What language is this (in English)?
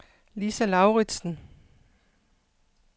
Danish